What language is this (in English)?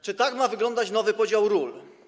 Polish